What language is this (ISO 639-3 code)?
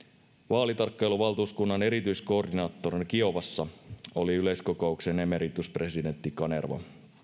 fin